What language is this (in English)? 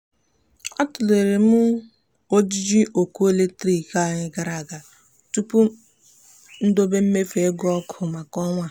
Igbo